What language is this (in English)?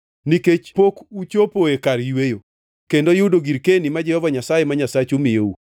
Luo (Kenya and Tanzania)